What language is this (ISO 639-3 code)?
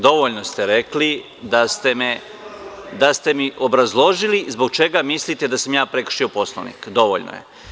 srp